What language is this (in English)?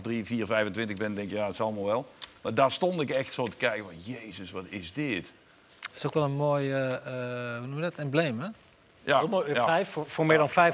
Dutch